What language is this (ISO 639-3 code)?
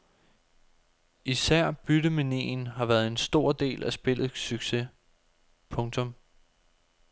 dan